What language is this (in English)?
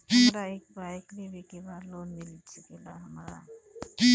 Bhojpuri